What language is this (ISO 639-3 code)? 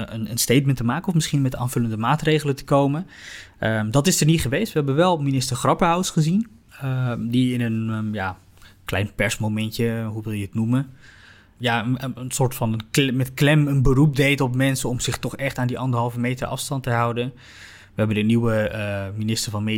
nld